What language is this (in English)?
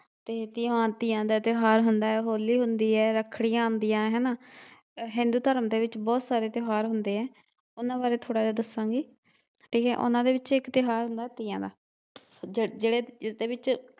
Punjabi